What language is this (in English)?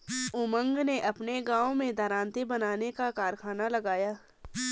Hindi